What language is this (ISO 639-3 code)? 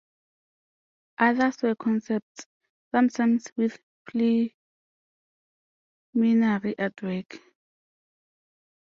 eng